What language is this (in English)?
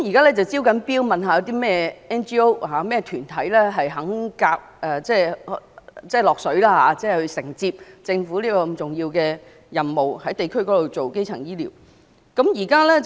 Cantonese